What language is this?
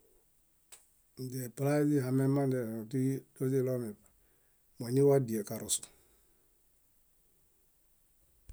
Bayot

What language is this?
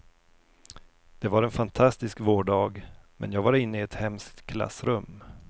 Swedish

